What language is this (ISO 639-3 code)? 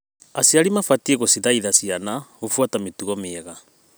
kik